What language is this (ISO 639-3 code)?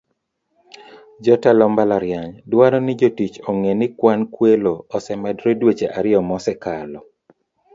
luo